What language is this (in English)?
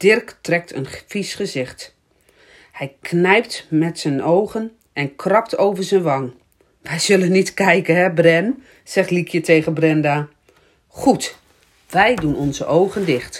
Dutch